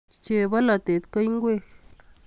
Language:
Kalenjin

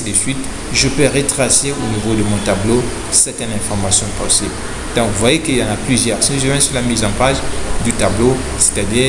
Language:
French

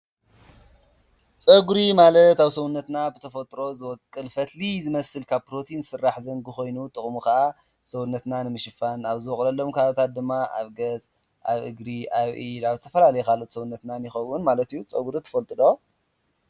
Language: Tigrinya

